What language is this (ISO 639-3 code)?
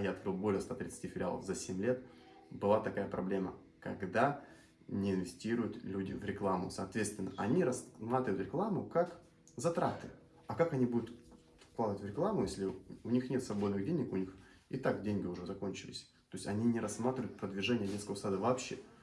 rus